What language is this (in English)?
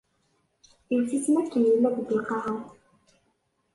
Kabyle